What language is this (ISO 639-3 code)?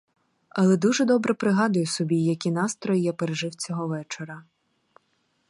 ukr